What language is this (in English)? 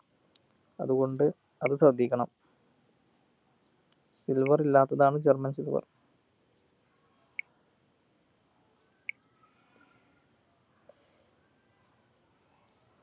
Malayalam